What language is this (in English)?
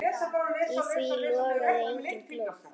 Icelandic